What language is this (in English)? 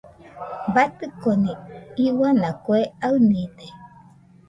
Nüpode Huitoto